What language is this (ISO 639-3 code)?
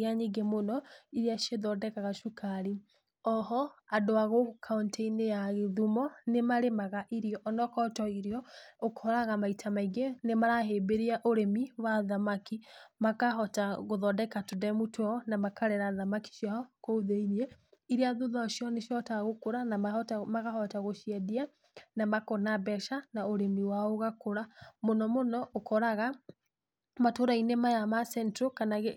kik